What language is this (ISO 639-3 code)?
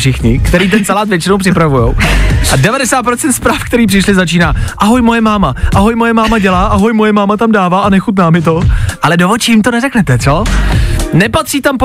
ces